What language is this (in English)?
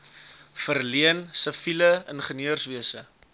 Afrikaans